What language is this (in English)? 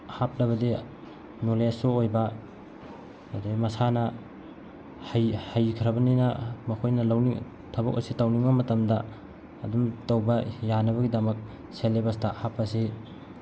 Manipuri